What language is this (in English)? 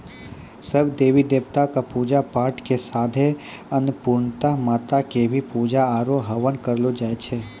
Maithili